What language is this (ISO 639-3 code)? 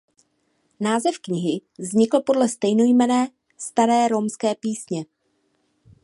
ces